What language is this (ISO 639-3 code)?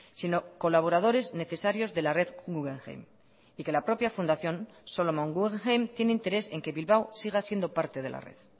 spa